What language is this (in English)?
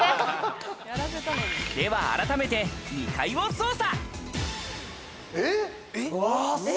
Japanese